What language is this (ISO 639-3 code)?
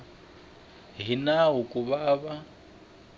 tso